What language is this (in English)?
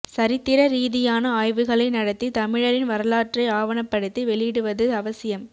Tamil